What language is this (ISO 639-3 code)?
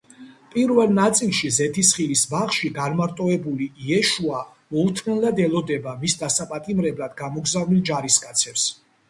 kat